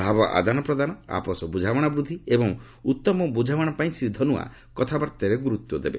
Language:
Odia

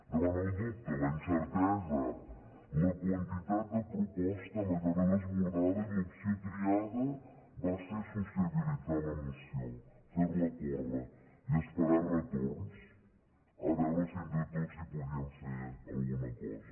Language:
Catalan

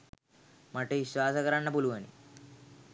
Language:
Sinhala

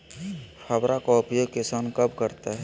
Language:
Magahi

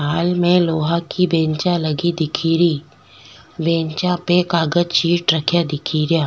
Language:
Rajasthani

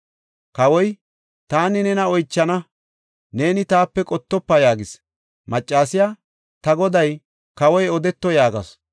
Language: Gofa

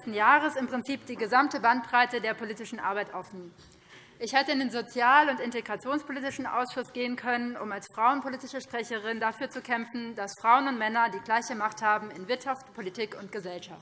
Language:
German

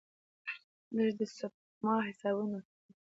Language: Pashto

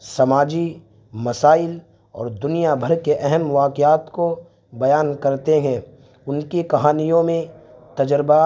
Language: Urdu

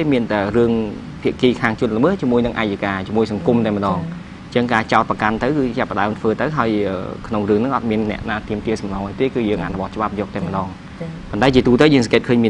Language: Vietnamese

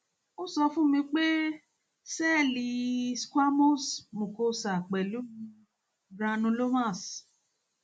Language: Yoruba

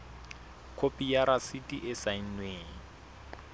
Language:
Southern Sotho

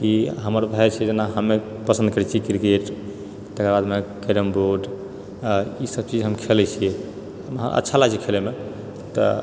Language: Maithili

